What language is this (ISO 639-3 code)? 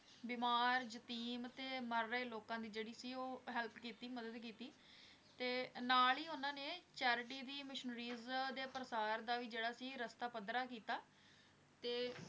pan